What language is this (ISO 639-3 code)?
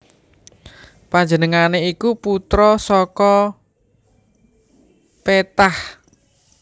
jav